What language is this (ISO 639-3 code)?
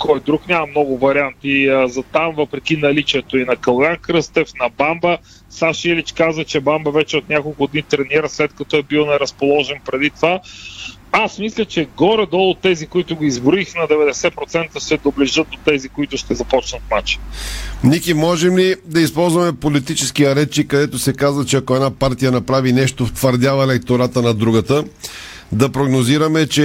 bul